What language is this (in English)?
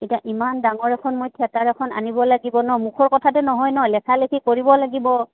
Assamese